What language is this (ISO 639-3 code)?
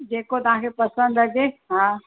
snd